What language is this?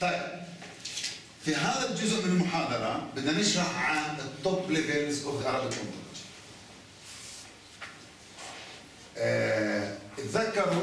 Arabic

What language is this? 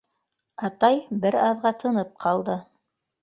Bashkir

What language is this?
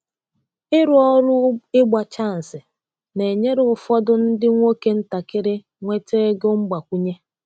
Igbo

